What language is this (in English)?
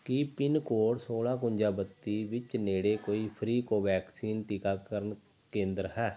Punjabi